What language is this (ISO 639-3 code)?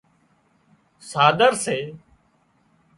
kxp